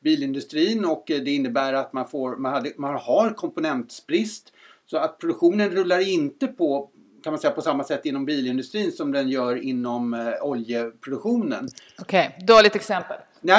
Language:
Swedish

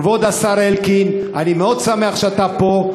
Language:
Hebrew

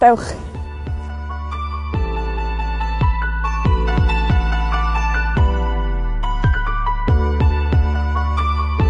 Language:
Welsh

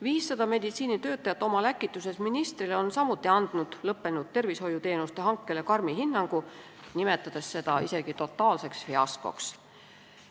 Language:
Estonian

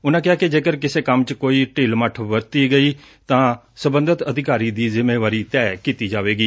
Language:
Punjabi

